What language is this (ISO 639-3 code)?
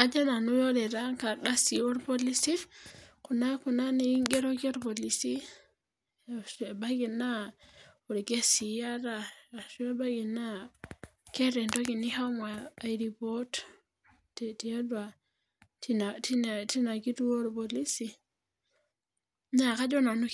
mas